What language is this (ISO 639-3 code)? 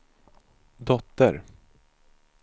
swe